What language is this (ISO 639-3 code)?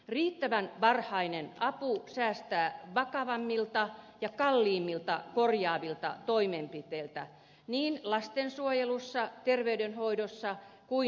fin